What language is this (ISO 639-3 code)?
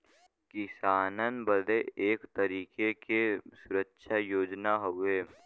bho